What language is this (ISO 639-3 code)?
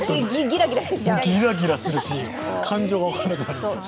jpn